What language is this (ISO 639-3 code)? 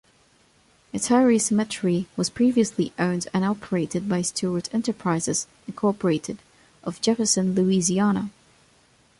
eng